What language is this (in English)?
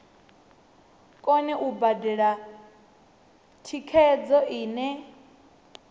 Venda